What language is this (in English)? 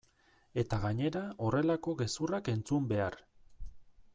Basque